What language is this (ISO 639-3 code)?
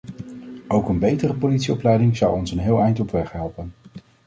nld